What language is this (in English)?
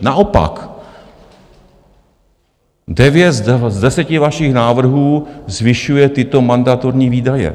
Czech